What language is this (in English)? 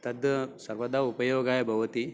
Sanskrit